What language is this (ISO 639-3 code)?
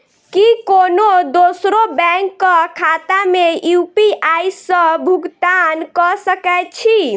mai